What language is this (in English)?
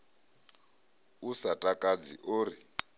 Venda